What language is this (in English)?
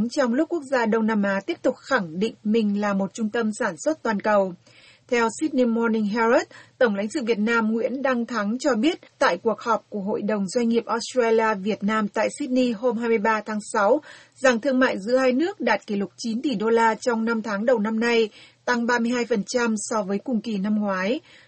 Vietnamese